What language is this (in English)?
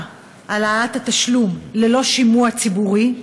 Hebrew